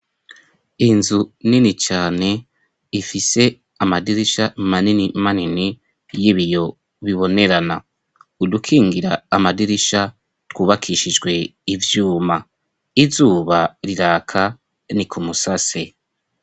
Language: Rundi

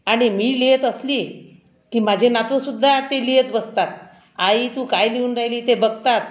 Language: Marathi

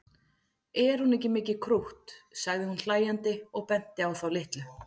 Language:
Icelandic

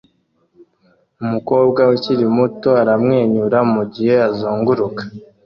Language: Kinyarwanda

